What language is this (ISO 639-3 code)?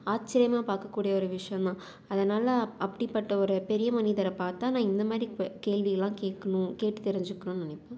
tam